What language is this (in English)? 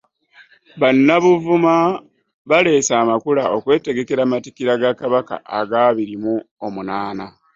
Ganda